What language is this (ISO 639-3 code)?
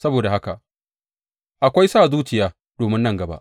hau